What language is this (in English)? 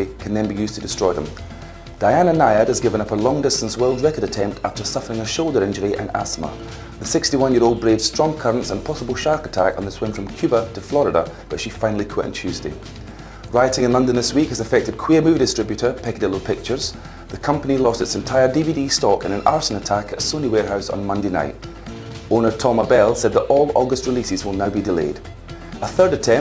English